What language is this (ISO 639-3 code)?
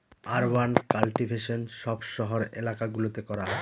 ben